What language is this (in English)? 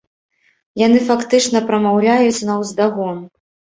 Belarusian